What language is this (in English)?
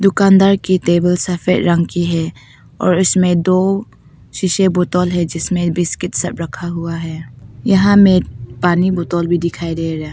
Hindi